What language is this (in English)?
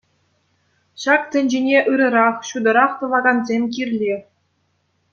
Chuvash